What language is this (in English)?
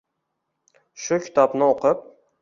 Uzbek